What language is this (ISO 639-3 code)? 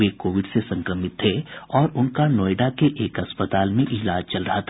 hin